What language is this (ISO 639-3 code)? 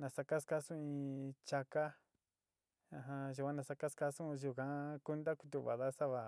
xti